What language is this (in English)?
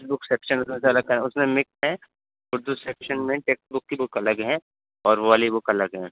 Urdu